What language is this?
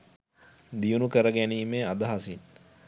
Sinhala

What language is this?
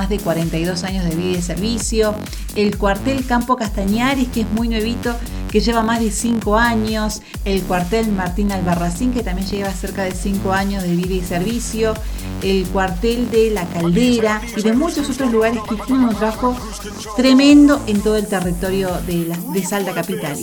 Spanish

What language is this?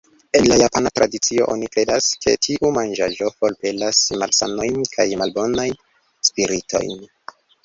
Esperanto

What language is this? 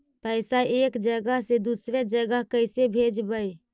Magahi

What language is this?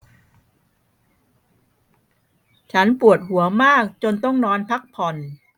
Thai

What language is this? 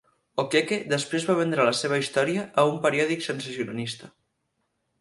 Catalan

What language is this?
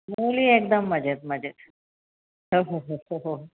Marathi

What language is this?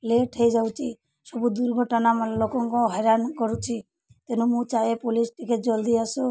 Odia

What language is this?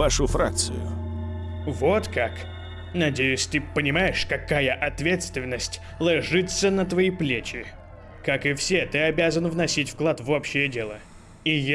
Russian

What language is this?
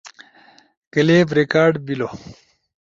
Ushojo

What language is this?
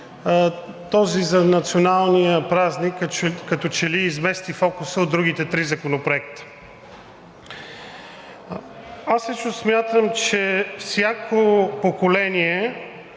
Bulgarian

